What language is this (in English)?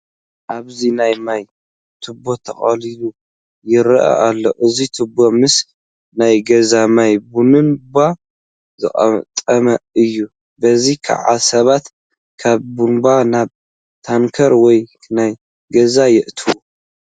Tigrinya